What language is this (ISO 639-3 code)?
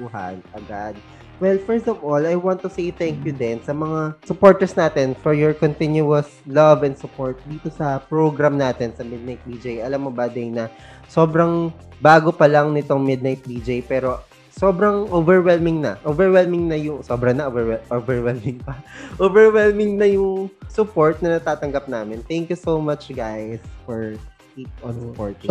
fil